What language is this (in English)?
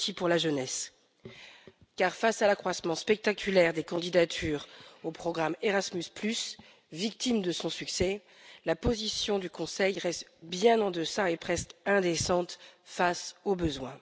French